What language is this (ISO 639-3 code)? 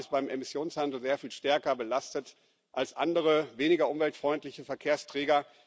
deu